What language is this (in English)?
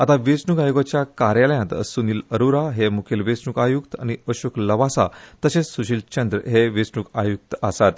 Konkani